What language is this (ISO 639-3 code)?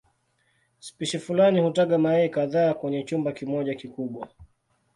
swa